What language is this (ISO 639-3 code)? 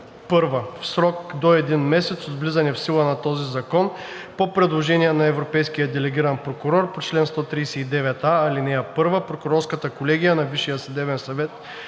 bul